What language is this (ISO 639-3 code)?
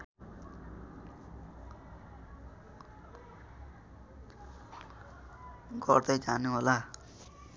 nep